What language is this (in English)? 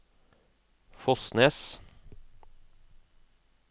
Norwegian